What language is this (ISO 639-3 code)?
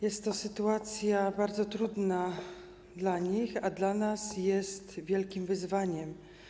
pol